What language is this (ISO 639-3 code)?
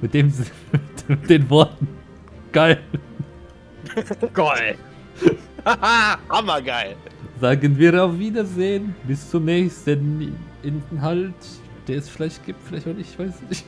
deu